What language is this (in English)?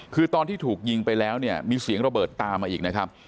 Thai